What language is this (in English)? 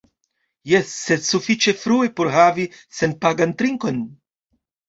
Esperanto